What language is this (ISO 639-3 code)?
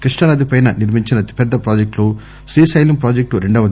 tel